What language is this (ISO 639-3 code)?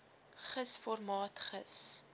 afr